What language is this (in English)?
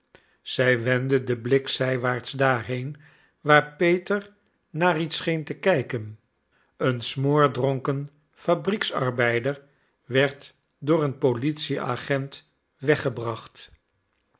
Dutch